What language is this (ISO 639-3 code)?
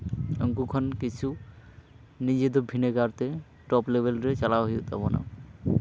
sat